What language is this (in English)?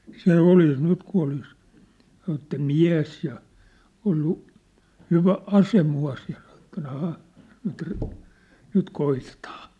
Finnish